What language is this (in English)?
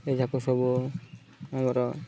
Odia